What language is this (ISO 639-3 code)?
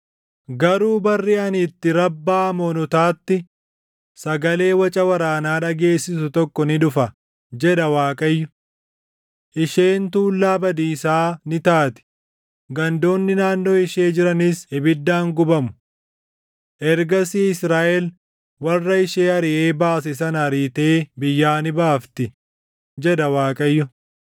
orm